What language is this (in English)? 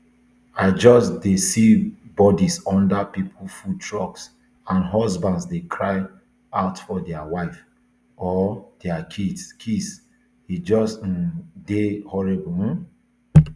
Nigerian Pidgin